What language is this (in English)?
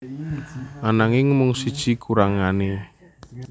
Javanese